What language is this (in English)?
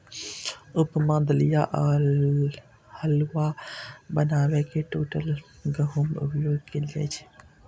Maithili